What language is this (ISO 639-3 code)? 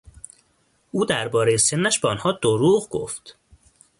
fas